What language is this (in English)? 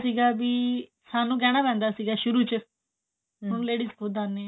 Punjabi